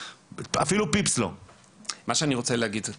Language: Hebrew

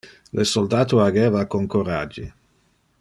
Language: Interlingua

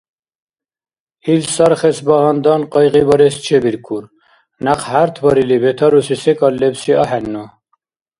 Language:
Dargwa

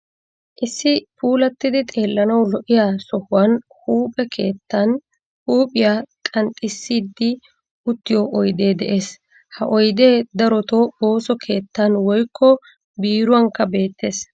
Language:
Wolaytta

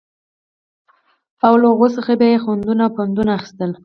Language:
Pashto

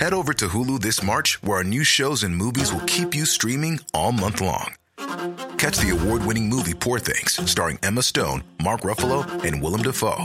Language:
Filipino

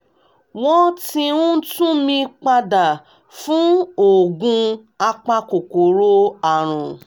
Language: Yoruba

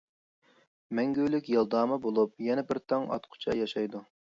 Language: Uyghur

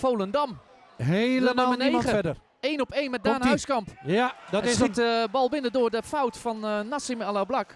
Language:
Dutch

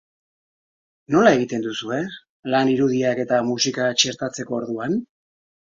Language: Basque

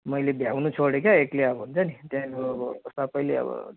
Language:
Nepali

